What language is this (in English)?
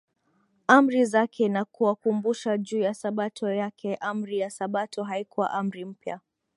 Swahili